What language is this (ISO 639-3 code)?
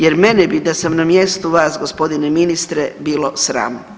hrv